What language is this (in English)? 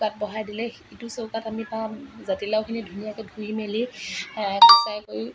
Assamese